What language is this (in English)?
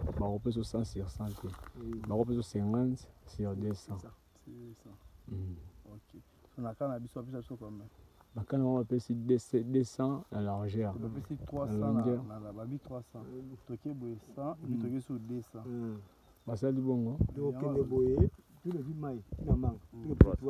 French